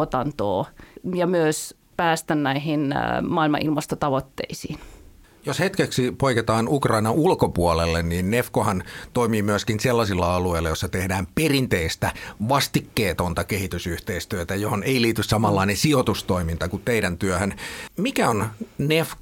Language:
Finnish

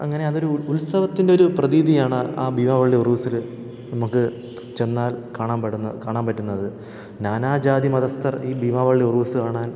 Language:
Malayalam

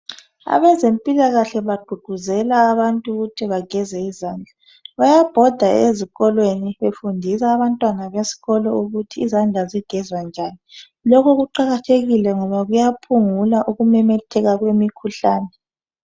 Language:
North Ndebele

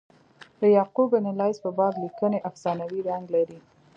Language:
Pashto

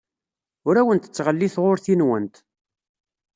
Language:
Kabyle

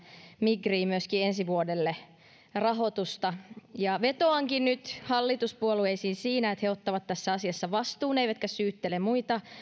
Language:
Finnish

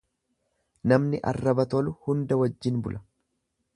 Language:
Oromo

